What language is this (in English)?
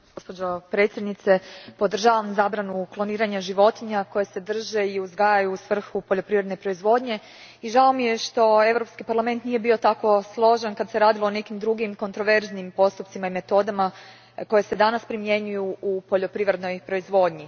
Croatian